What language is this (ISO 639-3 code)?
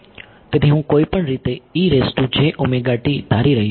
guj